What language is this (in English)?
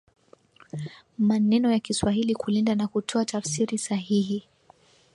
Swahili